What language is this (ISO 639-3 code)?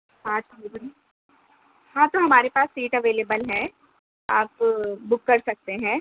urd